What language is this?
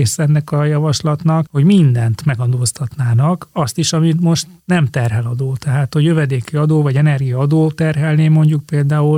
Hungarian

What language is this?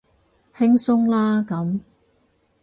Cantonese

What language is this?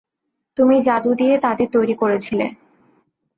Bangla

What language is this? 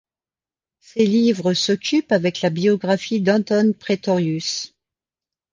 French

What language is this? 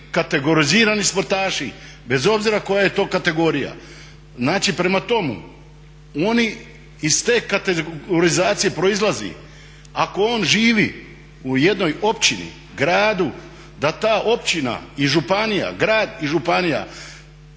Croatian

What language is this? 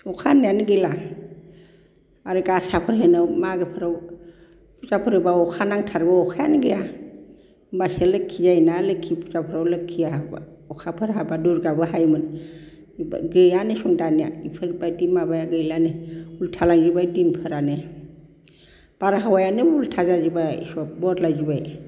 Bodo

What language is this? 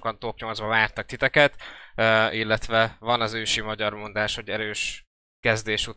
Hungarian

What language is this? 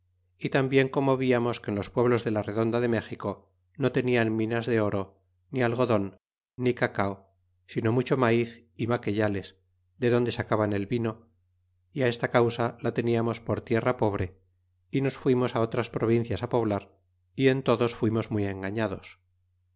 Spanish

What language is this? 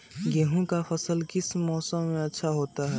Magahi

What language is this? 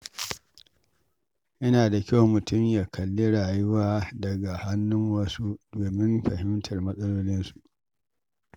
Hausa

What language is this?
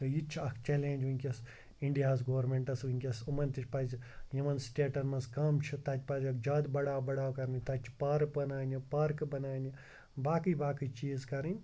Kashmiri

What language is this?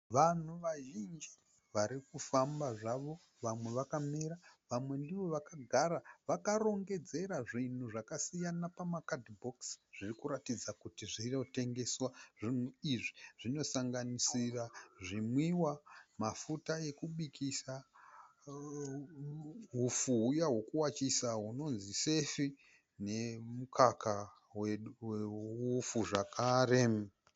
Shona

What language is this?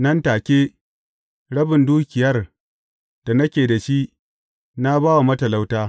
Hausa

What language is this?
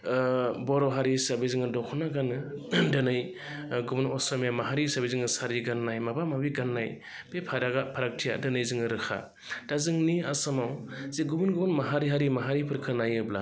Bodo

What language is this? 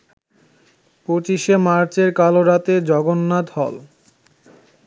Bangla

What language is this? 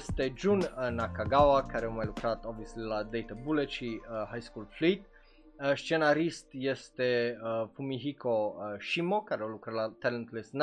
Romanian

